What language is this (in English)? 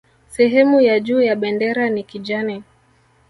Swahili